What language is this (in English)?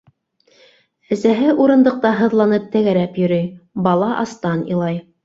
Bashkir